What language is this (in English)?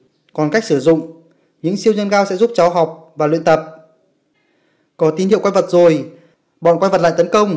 Vietnamese